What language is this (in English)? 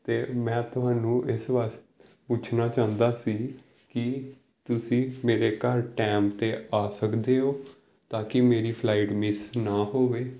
Punjabi